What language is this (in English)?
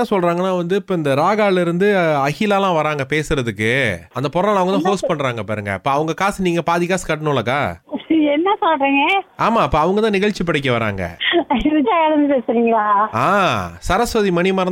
Tamil